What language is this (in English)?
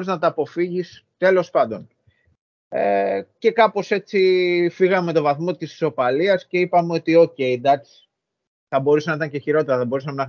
Greek